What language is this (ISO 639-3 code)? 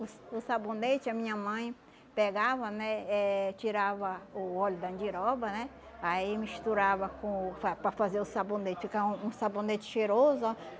por